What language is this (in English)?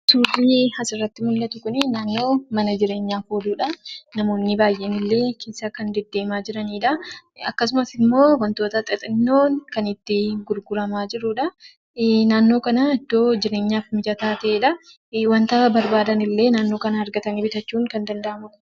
Oromo